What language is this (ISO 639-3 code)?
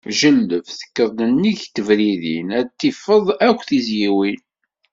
kab